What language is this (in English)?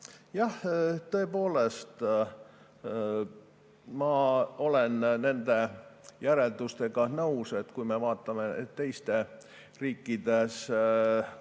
Estonian